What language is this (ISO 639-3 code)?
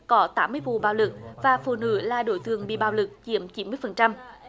vie